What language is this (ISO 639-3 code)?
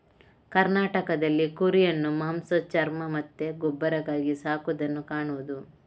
kan